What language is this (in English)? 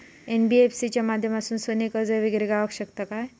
Marathi